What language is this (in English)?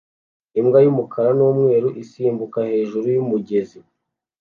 Kinyarwanda